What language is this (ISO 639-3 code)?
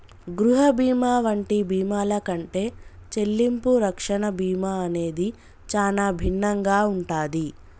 tel